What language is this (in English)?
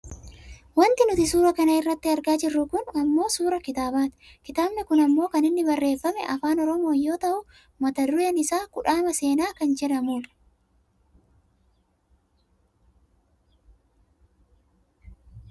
Oromo